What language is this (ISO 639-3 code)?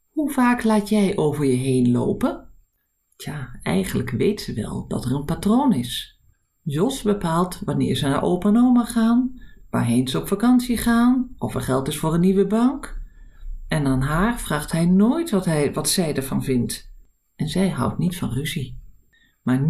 nld